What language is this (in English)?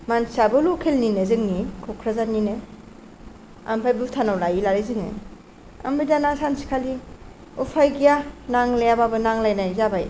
Bodo